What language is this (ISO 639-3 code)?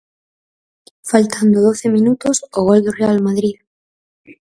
glg